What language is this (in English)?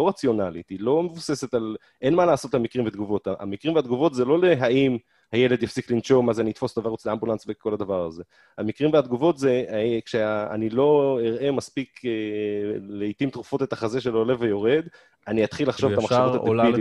Hebrew